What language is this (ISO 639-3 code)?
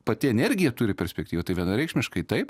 lit